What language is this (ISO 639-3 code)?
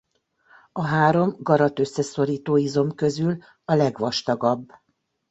hun